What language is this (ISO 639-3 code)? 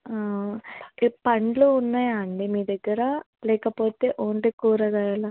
tel